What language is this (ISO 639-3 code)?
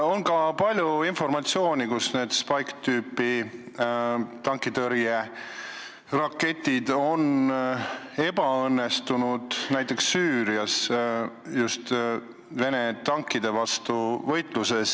est